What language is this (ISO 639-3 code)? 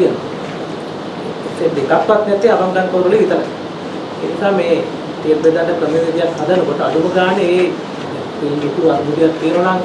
sin